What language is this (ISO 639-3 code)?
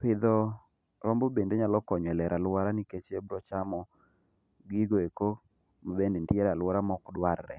luo